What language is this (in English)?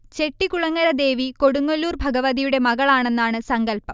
Malayalam